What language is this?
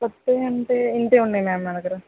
Telugu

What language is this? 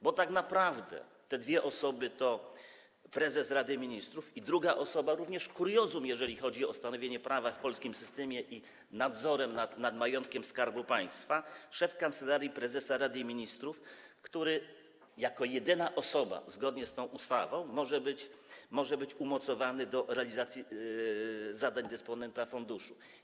Polish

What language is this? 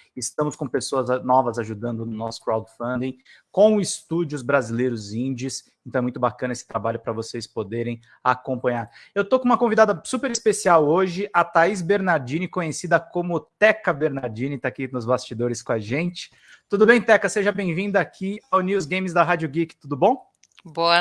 Portuguese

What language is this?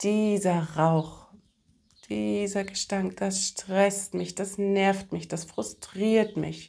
German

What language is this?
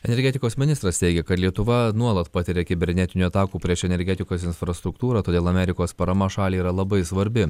Lithuanian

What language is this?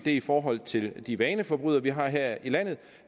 Danish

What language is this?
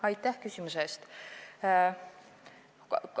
Estonian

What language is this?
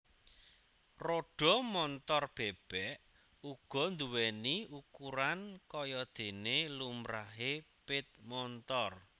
Javanese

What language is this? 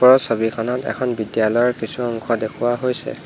Assamese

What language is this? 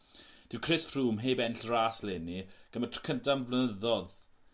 Welsh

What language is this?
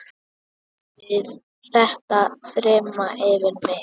Icelandic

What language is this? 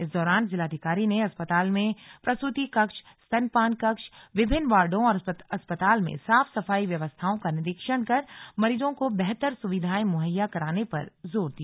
Hindi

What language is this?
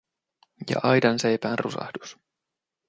Finnish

